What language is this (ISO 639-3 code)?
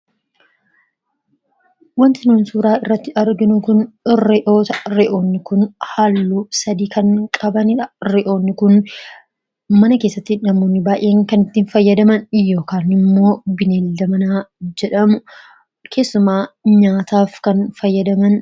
orm